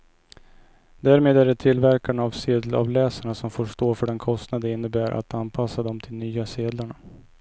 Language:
Swedish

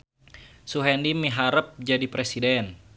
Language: Sundanese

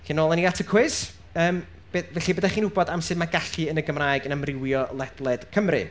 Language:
Welsh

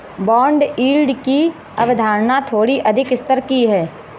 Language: Hindi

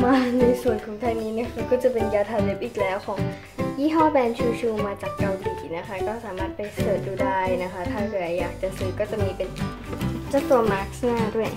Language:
Thai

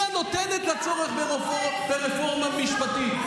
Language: Hebrew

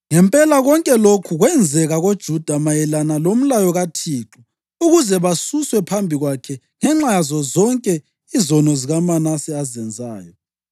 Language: North Ndebele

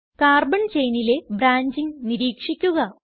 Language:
Malayalam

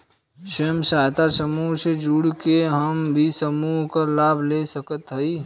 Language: Bhojpuri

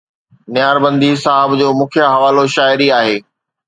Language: Sindhi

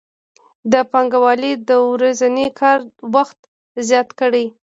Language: Pashto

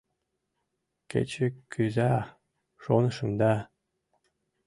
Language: Mari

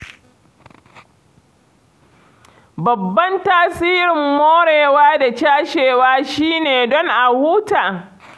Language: Hausa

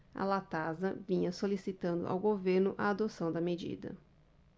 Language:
Portuguese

